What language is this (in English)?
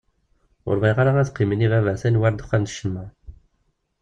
Kabyle